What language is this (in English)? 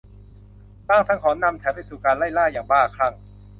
Thai